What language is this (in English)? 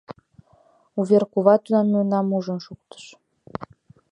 Mari